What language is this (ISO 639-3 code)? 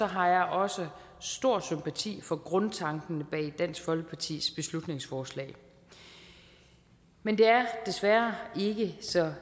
dan